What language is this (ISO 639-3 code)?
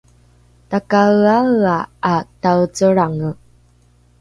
dru